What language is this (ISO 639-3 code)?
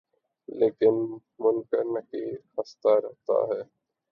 urd